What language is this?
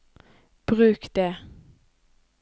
Norwegian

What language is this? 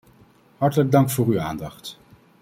Dutch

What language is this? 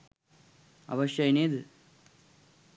Sinhala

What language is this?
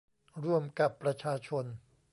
Thai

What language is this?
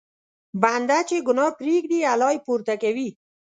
Pashto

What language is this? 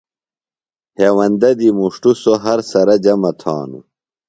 Phalura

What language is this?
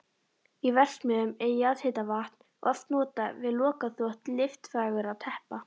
Icelandic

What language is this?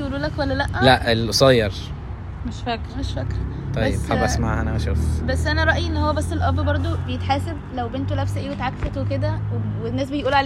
Arabic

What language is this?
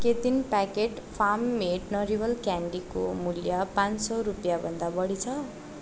Nepali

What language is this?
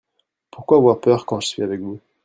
French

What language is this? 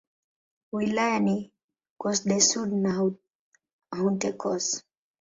Swahili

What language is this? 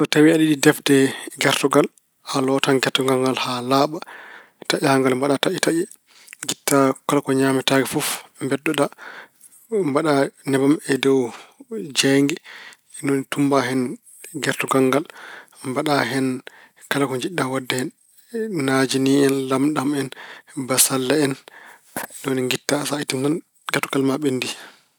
Fula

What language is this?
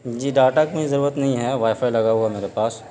Urdu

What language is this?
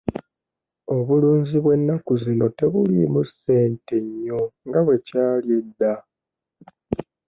Ganda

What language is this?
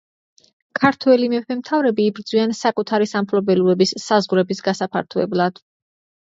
Georgian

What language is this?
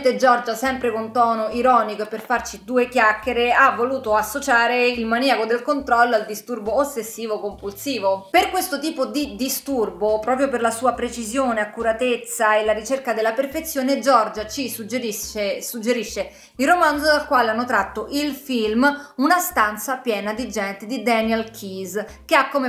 Italian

